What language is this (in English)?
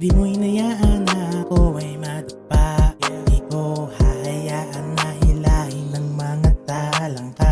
Indonesian